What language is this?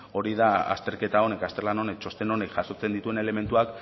Basque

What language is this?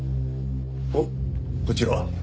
Japanese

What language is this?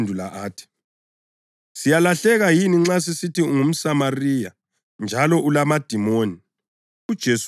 North Ndebele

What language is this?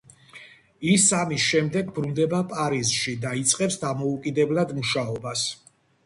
Georgian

